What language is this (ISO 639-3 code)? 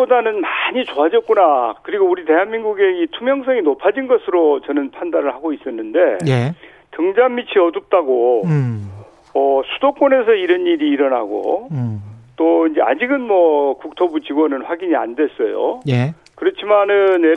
kor